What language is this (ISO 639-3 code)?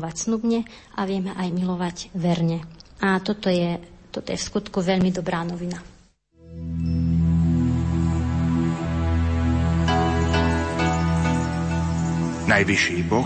slk